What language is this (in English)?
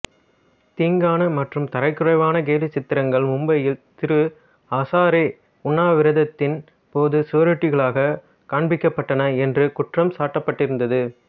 Tamil